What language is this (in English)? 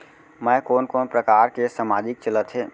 Chhattisgarhi